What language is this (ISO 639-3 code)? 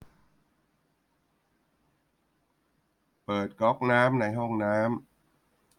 tha